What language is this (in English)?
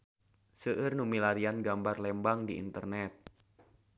Sundanese